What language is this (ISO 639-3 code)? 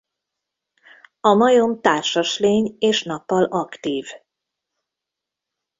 hun